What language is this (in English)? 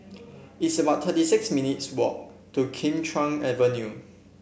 English